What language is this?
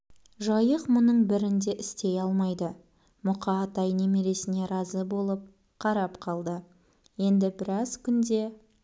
Kazakh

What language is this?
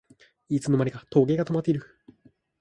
Japanese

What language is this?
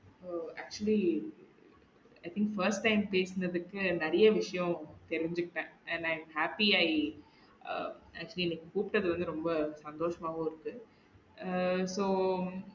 Tamil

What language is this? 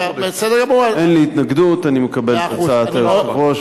Hebrew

